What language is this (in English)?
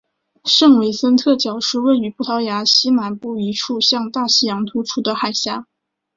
Chinese